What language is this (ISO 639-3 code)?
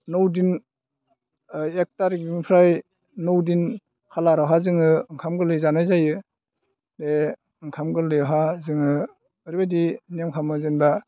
brx